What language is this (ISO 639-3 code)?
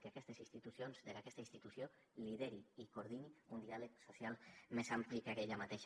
cat